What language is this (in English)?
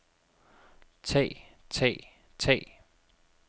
Danish